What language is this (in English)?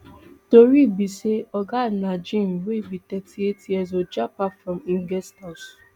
Nigerian Pidgin